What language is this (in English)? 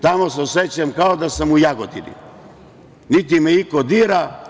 Serbian